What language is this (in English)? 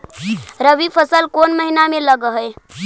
Magahi